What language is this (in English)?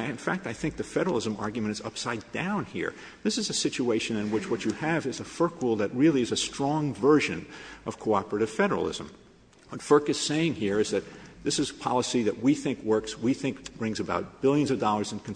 English